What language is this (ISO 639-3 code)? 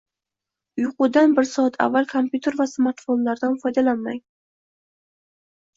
uzb